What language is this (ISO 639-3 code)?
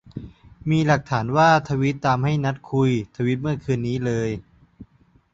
tha